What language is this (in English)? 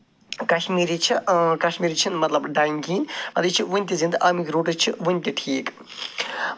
Kashmiri